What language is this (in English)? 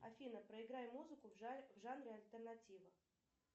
Russian